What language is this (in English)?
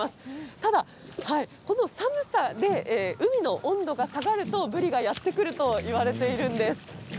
Japanese